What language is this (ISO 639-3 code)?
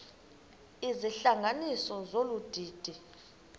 xho